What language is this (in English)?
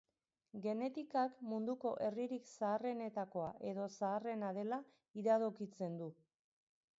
Basque